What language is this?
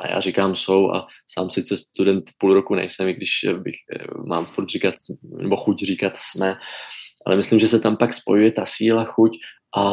Czech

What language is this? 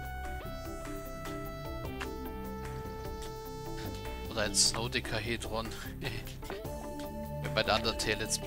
German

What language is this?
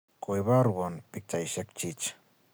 Kalenjin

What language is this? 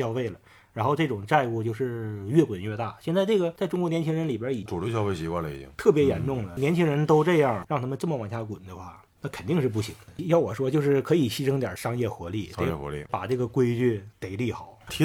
Chinese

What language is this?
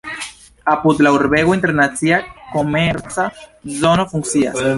Esperanto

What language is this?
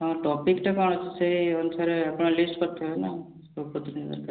Odia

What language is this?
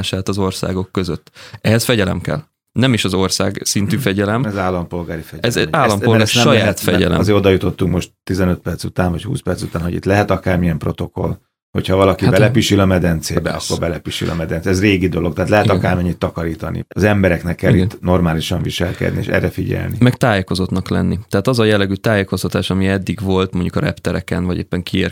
Hungarian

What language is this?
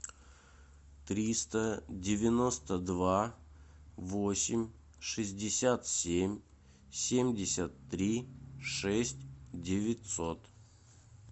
Russian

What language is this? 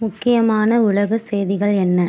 Tamil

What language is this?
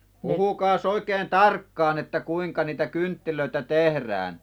Finnish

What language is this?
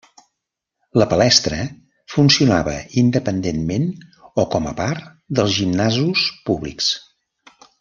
Catalan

